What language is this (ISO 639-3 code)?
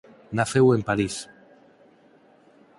glg